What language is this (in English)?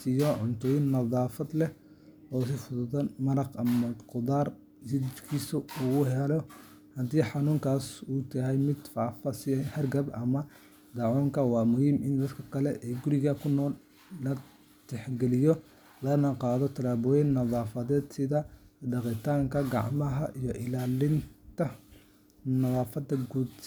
Somali